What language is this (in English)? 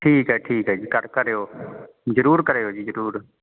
Punjabi